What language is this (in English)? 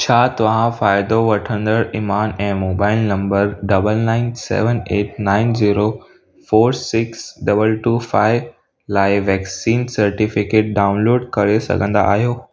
Sindhi